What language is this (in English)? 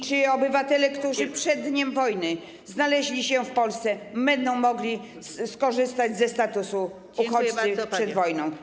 Polish